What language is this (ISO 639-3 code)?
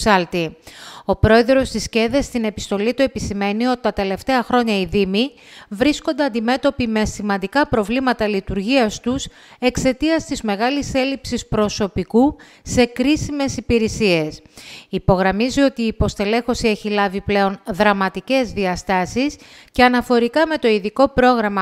ell